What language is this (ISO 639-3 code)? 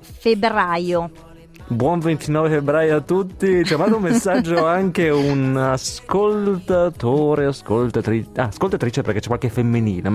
ita